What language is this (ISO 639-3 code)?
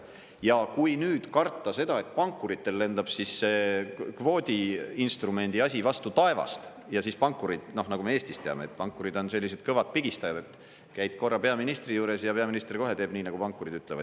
est